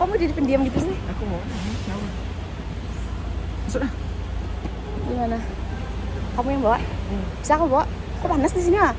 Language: Indonesian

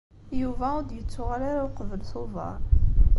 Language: Kabyle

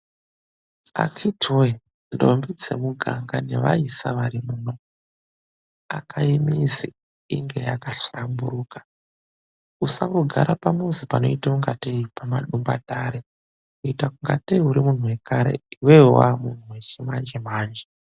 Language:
Ndau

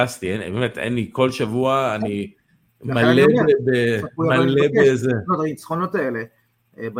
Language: Hebrew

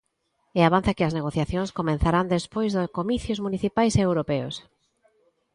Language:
Galician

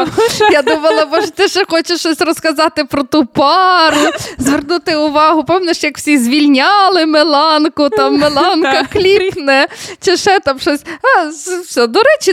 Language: Ukrainian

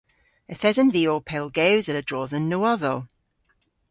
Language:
Cornish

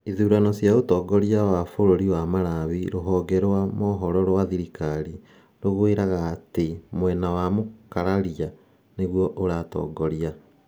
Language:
Kikuyu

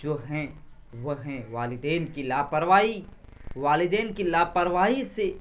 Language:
Urdu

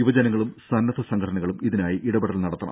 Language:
Malayalam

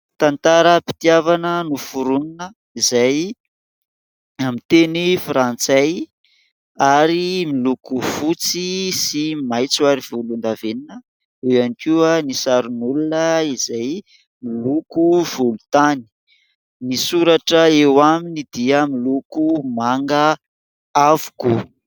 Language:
Malagasy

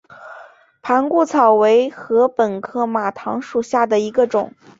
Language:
Chinese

